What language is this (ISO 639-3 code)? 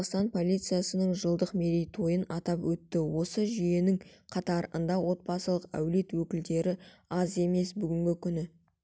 kaz